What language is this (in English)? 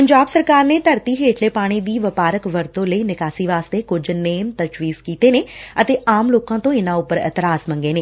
Punjabi